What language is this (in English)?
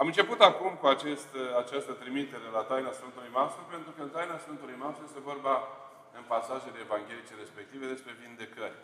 Romanian